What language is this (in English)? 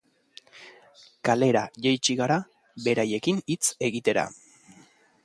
Basque